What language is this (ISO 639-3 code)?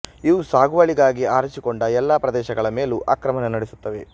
kan